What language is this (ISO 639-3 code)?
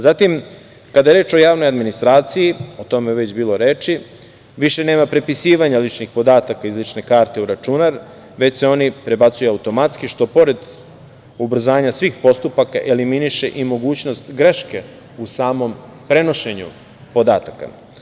srp